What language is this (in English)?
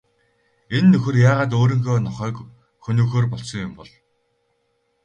Mongolian